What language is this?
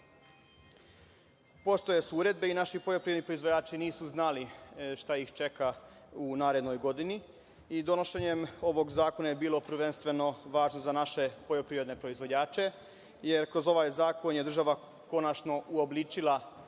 Serbian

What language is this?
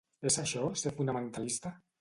Catalan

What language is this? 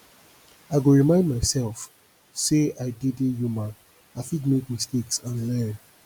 Nigerian Pidgin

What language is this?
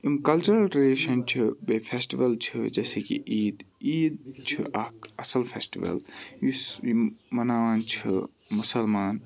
Kashmiri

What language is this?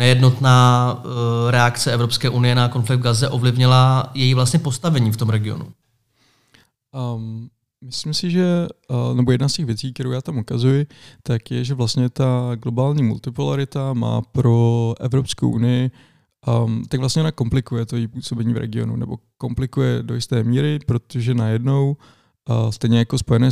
Czech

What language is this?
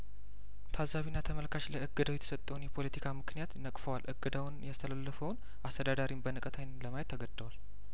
Amharic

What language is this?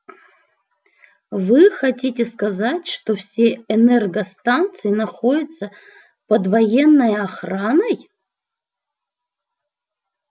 Russian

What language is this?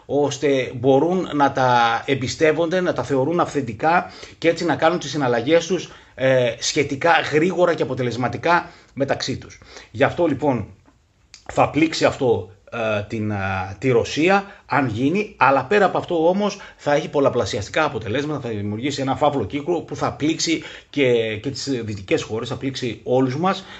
Greek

